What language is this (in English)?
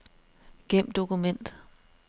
Danish